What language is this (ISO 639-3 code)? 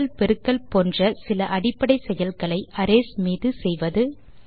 tam